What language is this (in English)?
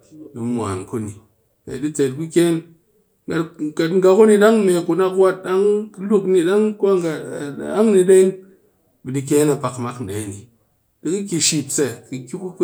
Cakfem-Mushere